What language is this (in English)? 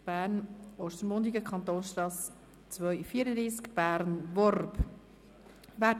Swiss German